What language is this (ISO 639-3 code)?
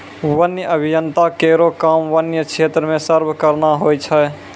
mai